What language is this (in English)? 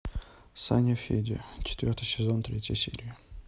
Russian